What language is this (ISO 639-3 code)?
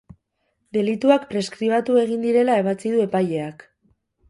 eus